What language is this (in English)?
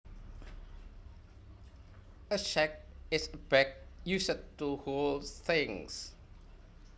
Javanese